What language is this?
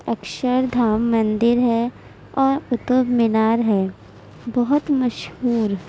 Urdu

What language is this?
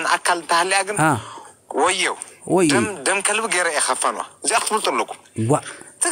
Arabic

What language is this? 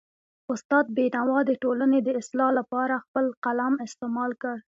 Pashto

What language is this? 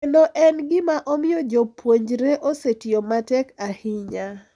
Luo (Kenya and Tanzania)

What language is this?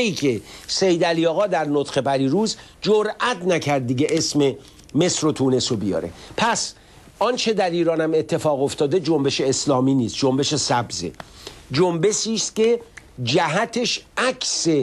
Persian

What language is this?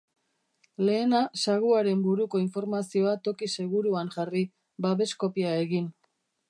Basque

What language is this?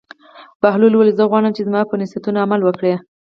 Pashto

